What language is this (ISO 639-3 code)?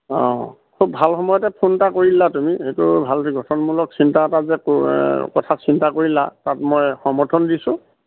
asm